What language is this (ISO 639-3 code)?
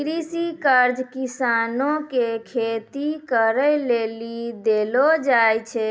mai